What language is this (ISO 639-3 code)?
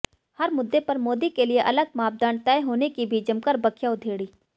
hin